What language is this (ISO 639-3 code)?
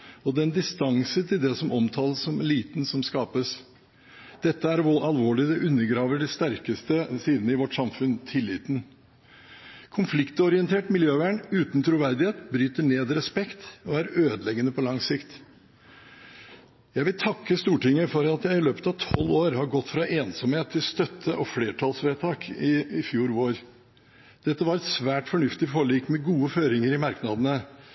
nob